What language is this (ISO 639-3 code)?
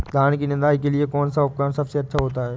hin